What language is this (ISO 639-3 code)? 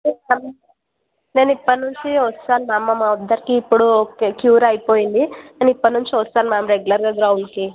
tel